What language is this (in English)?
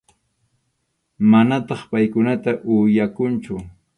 Arequipa-La Unión Quechua